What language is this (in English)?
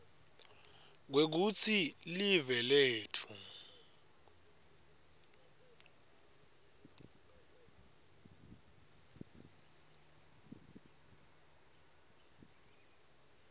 Swati